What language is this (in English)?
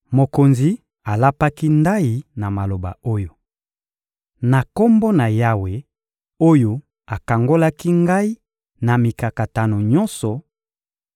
Lingala